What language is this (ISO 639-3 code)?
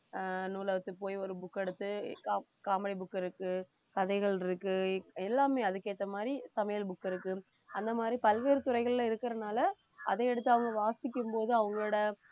tam